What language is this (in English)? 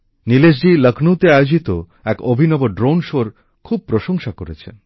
Bangla